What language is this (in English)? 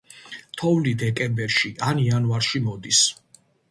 Georgian